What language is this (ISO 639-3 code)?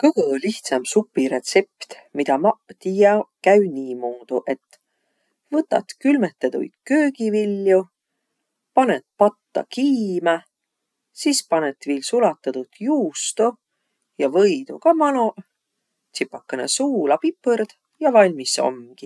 vro